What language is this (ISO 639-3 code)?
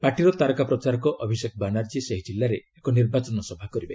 ori